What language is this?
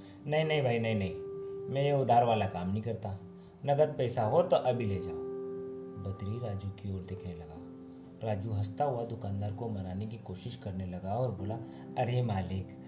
Hindi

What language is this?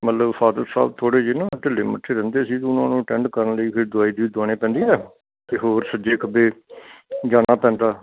Punjabi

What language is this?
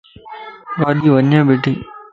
Lasi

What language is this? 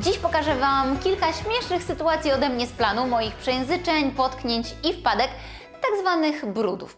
Polish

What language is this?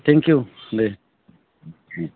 Bodo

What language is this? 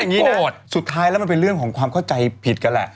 Thai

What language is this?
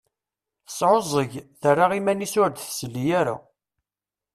Kabyle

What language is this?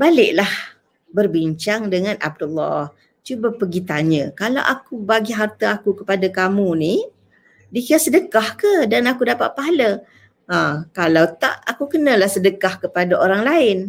Malay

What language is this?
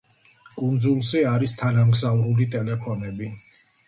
Georgian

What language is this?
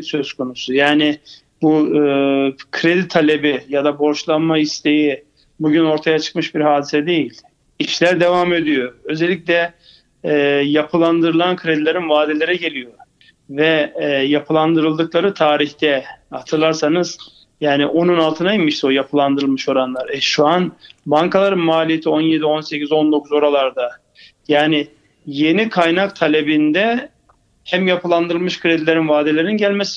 Turkish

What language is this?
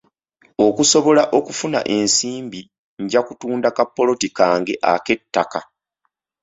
Ganda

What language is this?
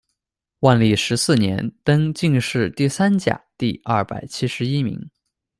Chinese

